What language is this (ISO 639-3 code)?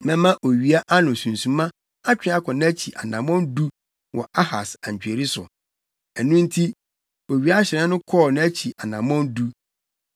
aka